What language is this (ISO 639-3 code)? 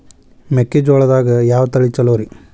kan